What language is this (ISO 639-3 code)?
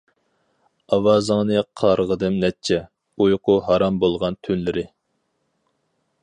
uig